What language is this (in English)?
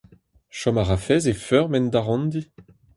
Breton